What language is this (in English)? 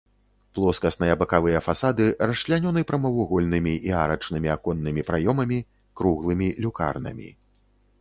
Belarusian